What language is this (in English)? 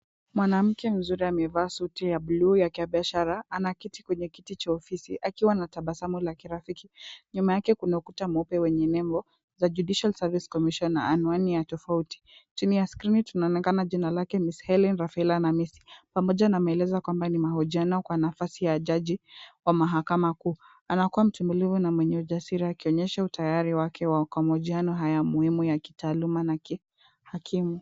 Swahili